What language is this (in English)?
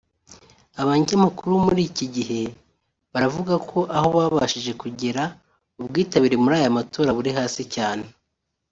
Kinyarwanda